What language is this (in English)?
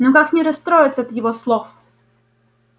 Russian